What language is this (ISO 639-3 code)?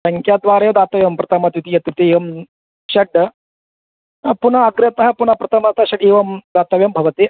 san